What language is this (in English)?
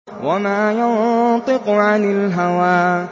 Arabic